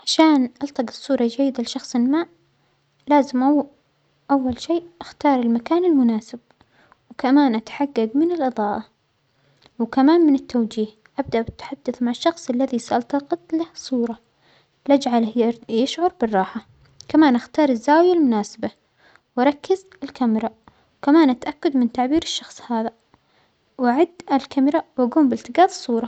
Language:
Omani Arabic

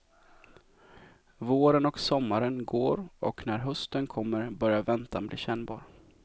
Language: Swedish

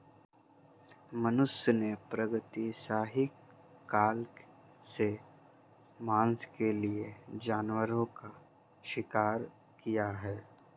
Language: Hindi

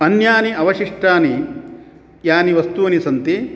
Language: Sanskrit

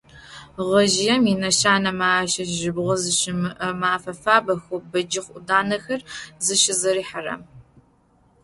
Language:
Adyghe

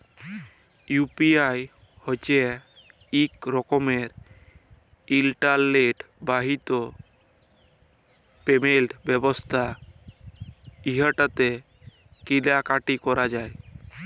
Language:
Bangla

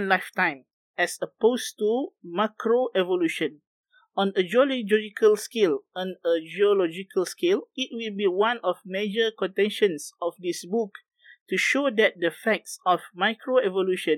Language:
Malay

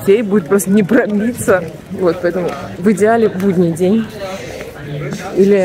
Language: Russian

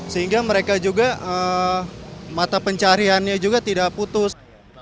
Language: Indonesian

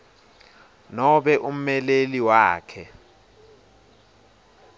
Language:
Swati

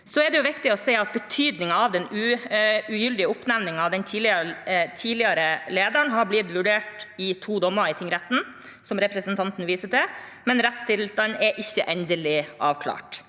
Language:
Norwegian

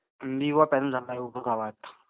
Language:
Marathi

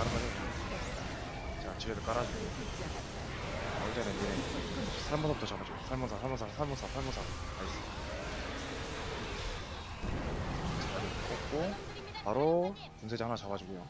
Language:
Korean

